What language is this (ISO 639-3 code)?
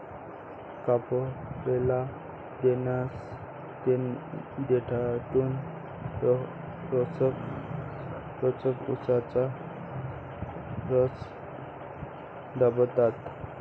mar